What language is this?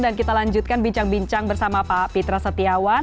Indonesian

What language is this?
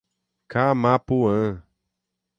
Portuguese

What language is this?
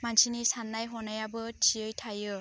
Bodo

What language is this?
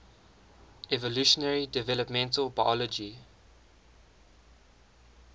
English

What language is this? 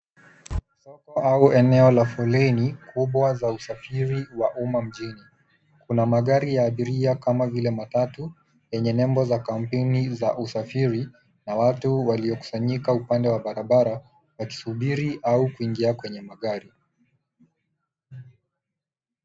Swahili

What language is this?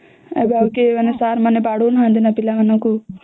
Odia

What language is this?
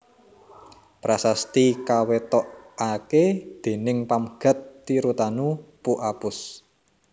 Javanese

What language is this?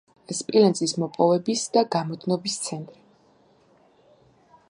Georgian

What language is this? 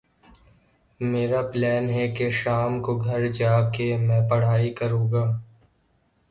Urdu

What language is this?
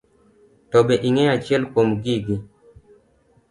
Luo (Kenya and Tanzania)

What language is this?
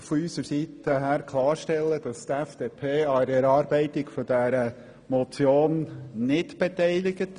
Swiss German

